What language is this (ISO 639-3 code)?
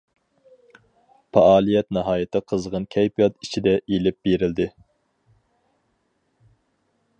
uig